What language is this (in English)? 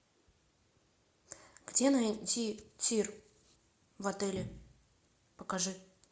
Russian